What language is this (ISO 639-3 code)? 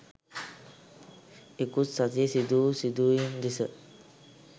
sin